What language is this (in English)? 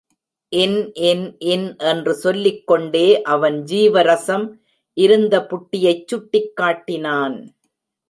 Tamil